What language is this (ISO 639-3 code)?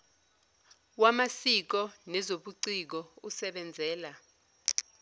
zul